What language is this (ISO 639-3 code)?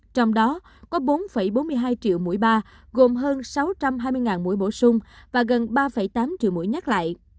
vie